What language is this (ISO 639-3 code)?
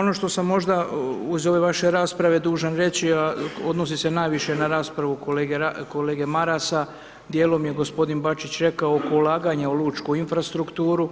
hrv